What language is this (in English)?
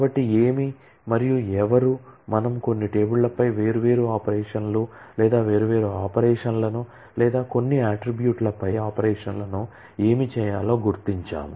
Telugu